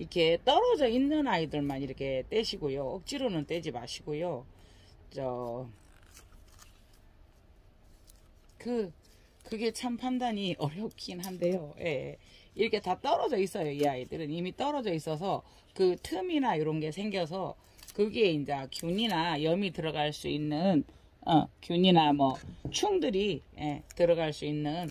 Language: Korean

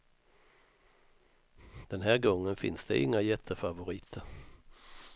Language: Swedish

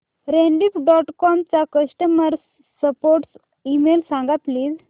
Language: Marathi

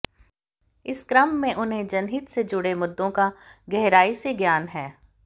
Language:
Hindi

